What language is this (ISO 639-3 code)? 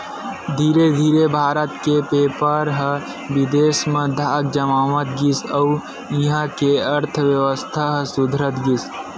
hne